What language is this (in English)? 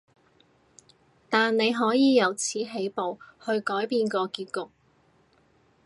Cantonese